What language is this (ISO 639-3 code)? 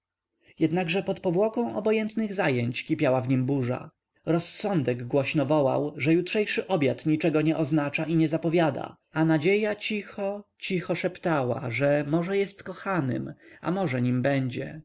pol